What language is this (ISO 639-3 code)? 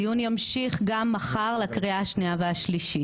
heb